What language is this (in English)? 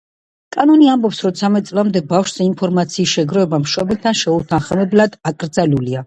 Georgian